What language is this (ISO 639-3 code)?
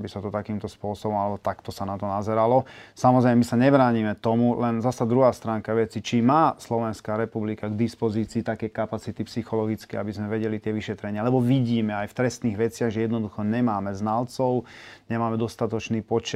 slk